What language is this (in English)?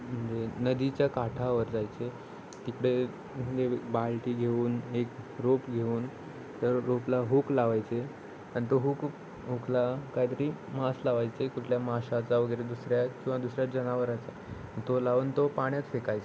Marathi